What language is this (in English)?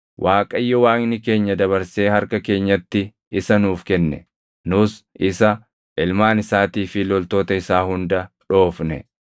Oromo